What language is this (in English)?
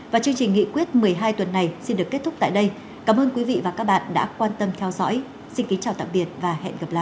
Vietnamese